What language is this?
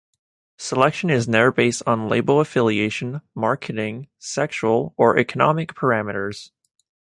English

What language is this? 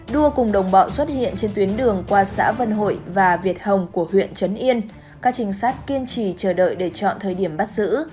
Vietnamese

